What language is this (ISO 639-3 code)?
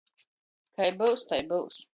ltg